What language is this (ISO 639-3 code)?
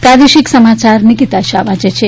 guj